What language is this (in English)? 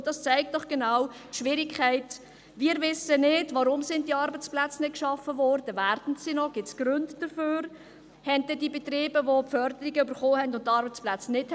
Swiss German